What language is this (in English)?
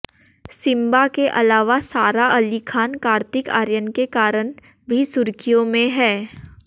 Hindi